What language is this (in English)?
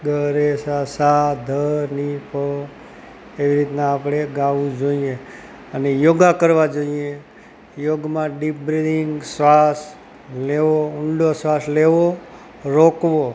Gujarati